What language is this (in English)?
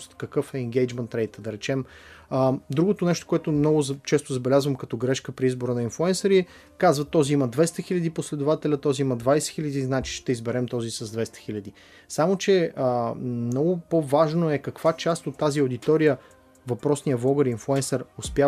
Bulgarian